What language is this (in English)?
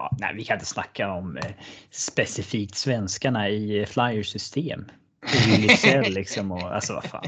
Swedish